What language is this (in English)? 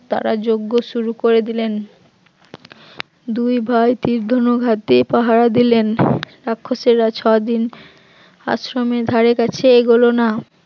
Bangla